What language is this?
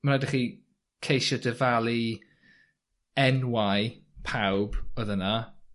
Welsh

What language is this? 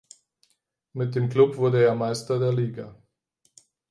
German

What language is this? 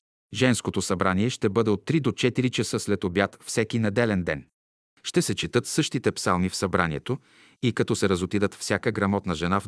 Bulgarian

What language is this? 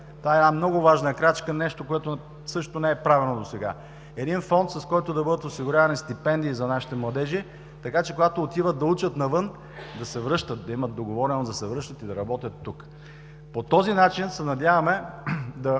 Bulgarian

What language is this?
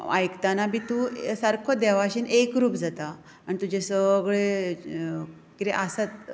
Konkani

